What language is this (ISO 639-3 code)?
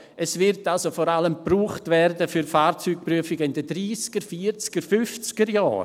gsw